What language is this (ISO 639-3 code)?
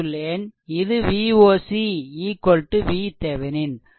tam